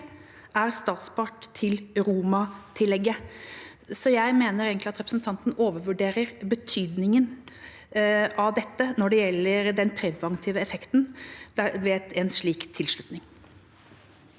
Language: Norwegian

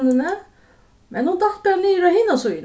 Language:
Faroese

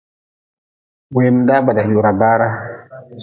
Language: Nawdm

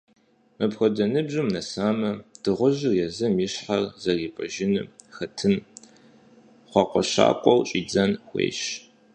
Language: Kabardian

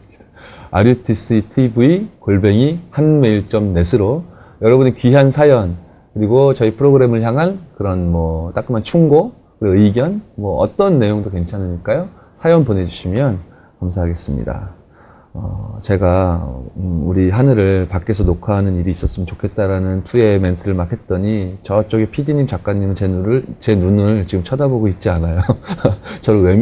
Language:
Korean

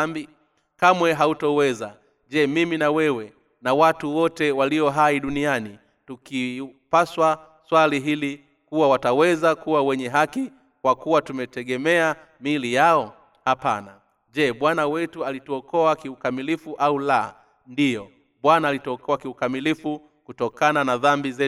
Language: Swahili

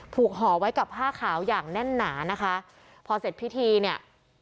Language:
Thai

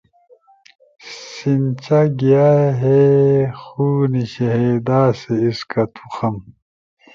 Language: Torwali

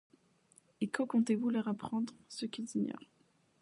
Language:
French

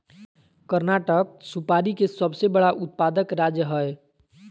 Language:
Magahi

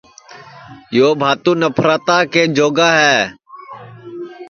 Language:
Sansi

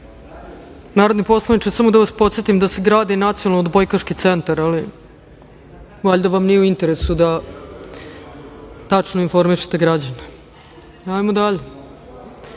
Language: Serbian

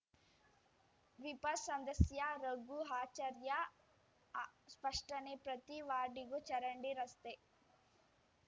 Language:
Kannada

